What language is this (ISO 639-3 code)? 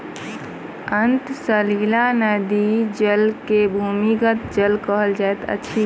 mai